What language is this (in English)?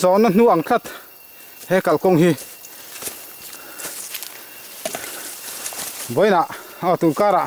Thai